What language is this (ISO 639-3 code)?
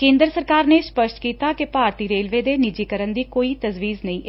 pan